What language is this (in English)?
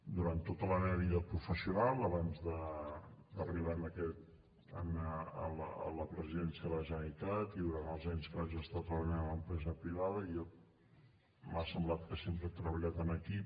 Catalan